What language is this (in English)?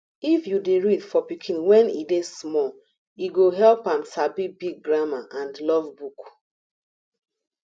Nigerian Pidgin